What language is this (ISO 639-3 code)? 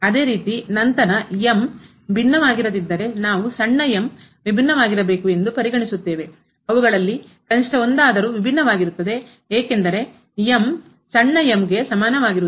kan